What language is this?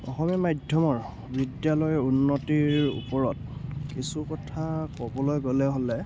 Assamese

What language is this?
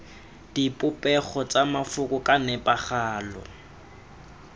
Tswana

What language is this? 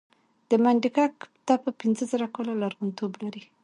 Pashto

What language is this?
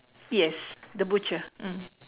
English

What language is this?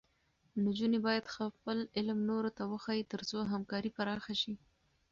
Pashto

